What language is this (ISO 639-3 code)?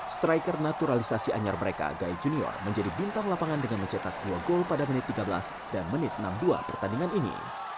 ind